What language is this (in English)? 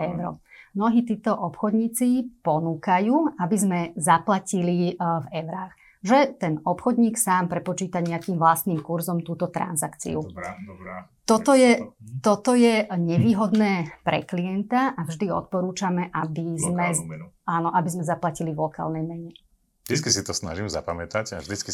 Slovak